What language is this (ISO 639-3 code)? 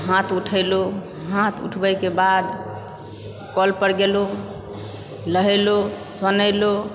mai